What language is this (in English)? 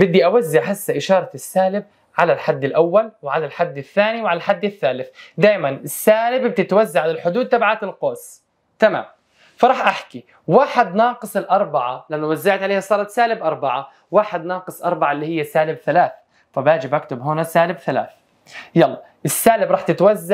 Arabic